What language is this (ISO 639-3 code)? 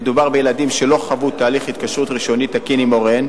heb